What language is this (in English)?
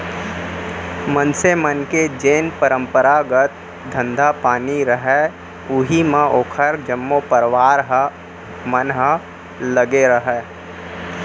Chhattisgarhi